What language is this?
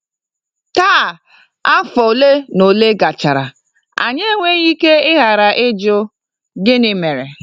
Igbo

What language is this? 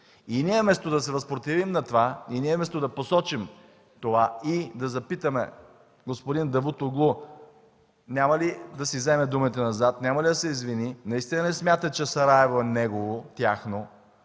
Bulgarian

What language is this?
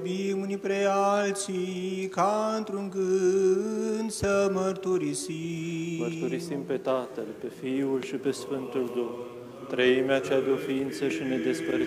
Romanian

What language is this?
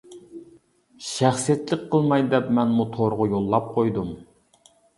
Uyghur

